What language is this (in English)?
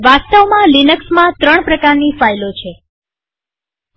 Gujarati